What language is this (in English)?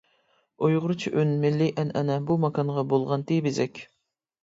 Uyghur